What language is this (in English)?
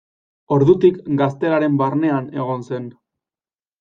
Basque